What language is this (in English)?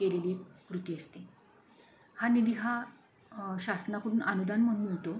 Marathi